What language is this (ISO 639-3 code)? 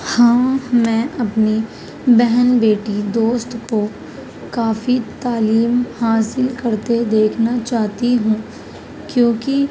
urd